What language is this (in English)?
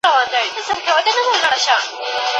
Pashto